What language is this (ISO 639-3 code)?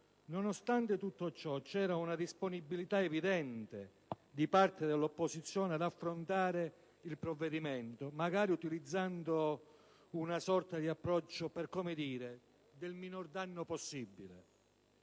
ita